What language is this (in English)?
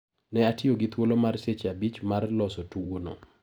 Luo (Kenya and Tanzania)